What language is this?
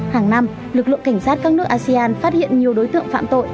Vietnamese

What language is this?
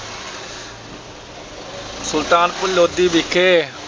Punjabi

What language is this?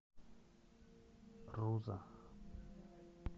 Russian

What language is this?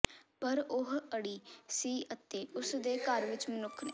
Punjabi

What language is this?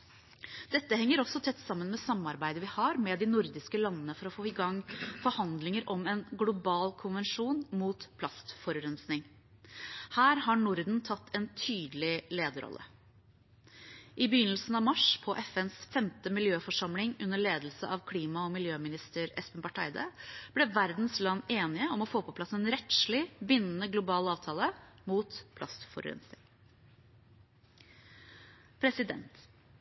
Norwegian Bokmål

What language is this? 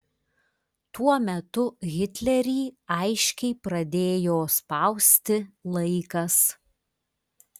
Lithuanian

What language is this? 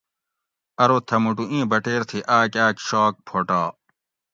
Gawri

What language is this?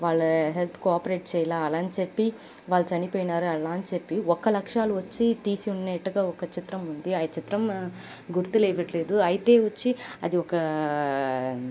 Telugu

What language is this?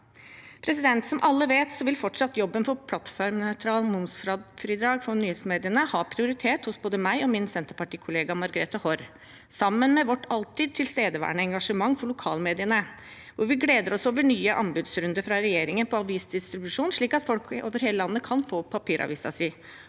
Norwegian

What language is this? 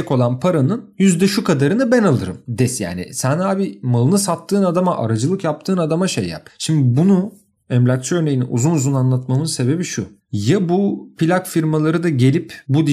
Turkish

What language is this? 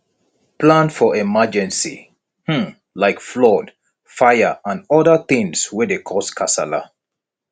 Nigerian Pidgin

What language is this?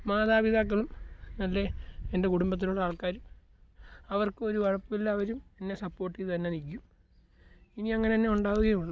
Malayalam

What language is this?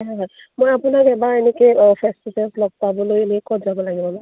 Assamese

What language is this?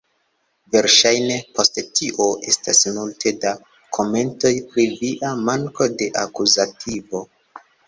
Esperanto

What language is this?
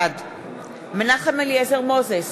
Hebrew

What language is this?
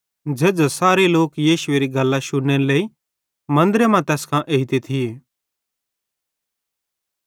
Bhadrawahi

